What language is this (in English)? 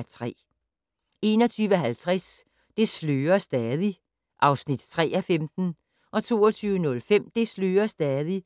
Danish